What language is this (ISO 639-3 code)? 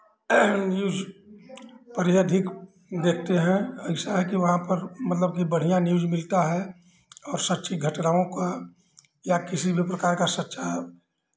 hin